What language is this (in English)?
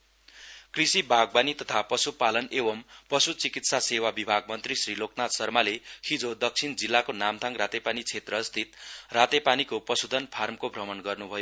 Nepali